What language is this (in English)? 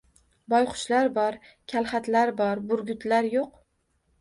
Uzbek